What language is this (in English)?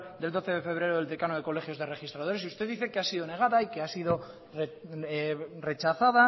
Spanish